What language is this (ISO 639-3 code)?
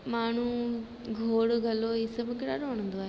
snd